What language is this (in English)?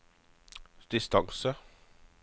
Norwegian